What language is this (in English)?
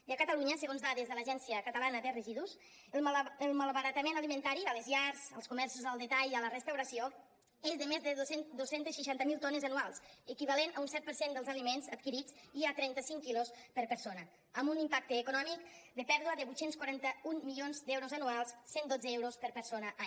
Catalan